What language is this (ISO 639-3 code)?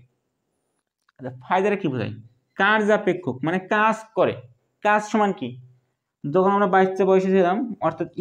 hin